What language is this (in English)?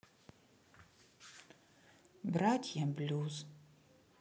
Russian